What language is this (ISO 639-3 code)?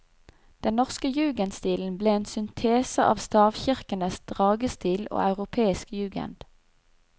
nor